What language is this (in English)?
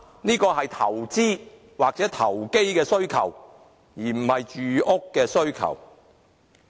Cantonese